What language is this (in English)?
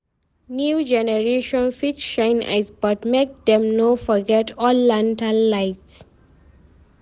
Nigerian Pidgin